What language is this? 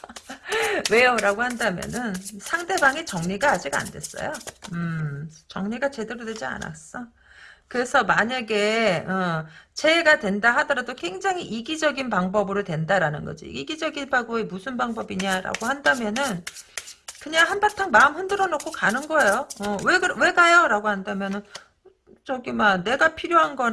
Korean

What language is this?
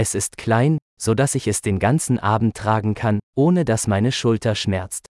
Filipino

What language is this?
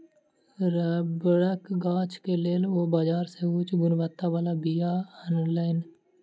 Maithili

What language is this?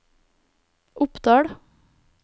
Norwegian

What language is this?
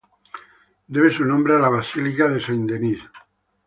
Spanish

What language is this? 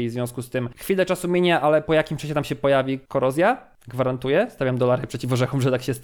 Polish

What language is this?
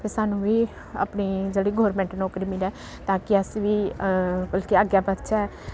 Dogri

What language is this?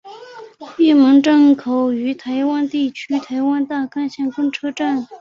Chinese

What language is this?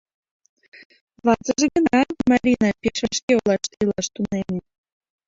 Mari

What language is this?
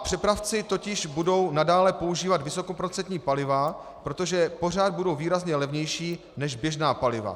Czech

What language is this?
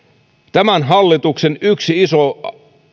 Finnish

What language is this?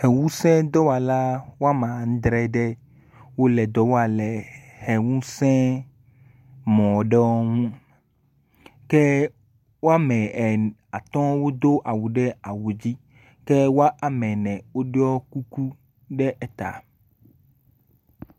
Ewe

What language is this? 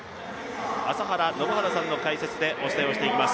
Japanese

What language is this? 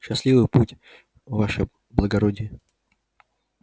Russian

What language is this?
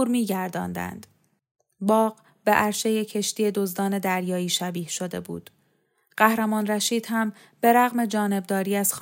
Persian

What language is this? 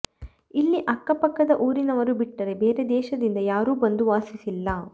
Kannada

